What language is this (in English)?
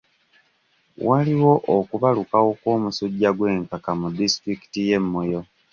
Ganda